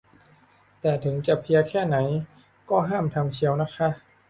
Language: Thai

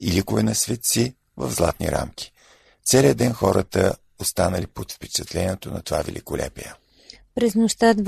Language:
Bulgarian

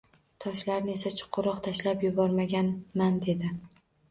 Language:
Uzbek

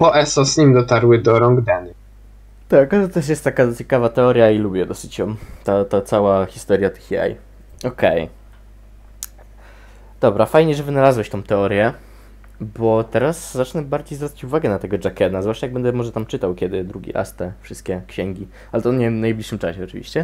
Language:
Polish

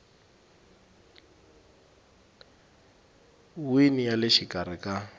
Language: Tsonga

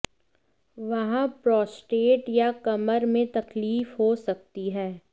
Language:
Hindi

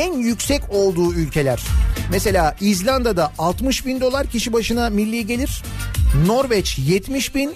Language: Turkish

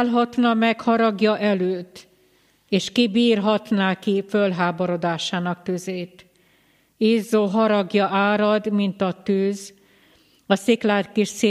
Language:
Hungarian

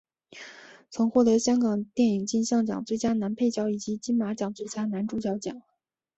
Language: Chinese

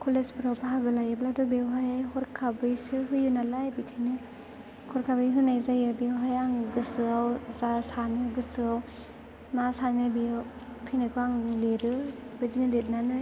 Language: Bodo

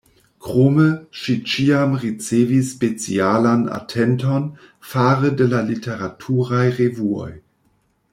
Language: Esperanto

